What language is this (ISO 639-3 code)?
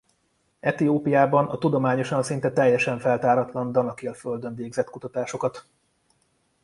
hun